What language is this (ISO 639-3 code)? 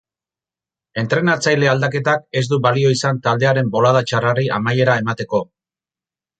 eus